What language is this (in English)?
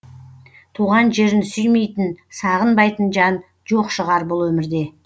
Kazakh